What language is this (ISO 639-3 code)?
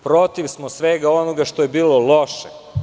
srp